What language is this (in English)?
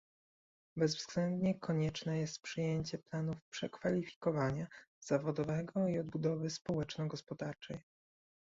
Polish